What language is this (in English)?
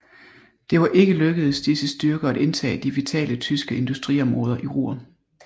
Danish